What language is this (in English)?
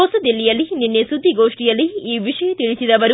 Kannada